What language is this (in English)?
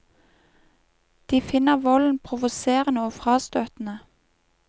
Norwegian